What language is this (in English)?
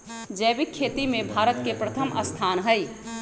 Magahi